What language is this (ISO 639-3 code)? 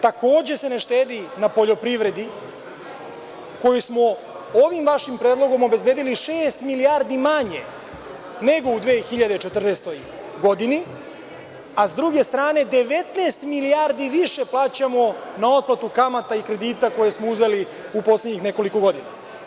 srp